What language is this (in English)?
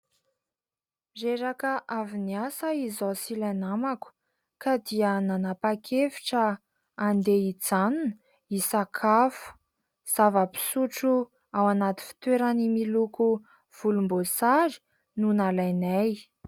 Malagasy